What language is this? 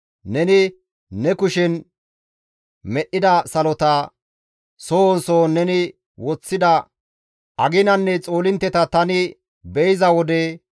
Gamo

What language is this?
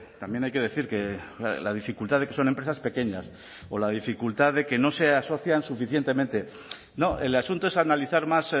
Spanish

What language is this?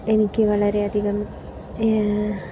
Malayalam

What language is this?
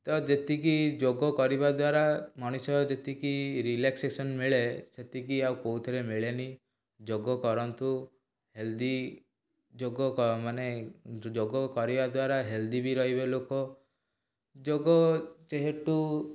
Odia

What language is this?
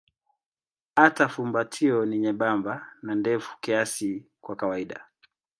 Swahili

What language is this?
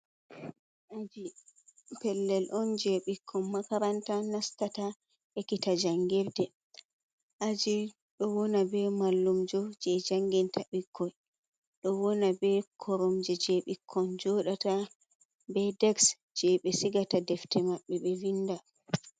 Fula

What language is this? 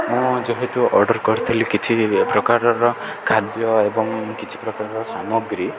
Odia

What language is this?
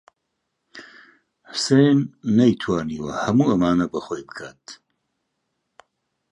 Central Kurdish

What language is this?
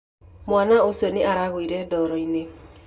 Kikuyu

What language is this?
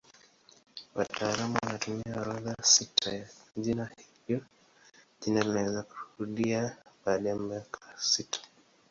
Swahili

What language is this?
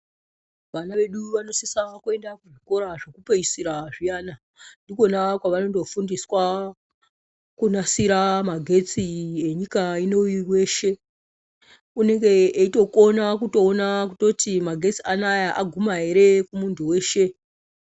Ndau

